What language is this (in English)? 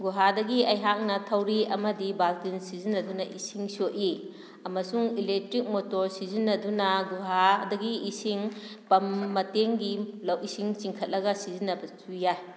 Manipuri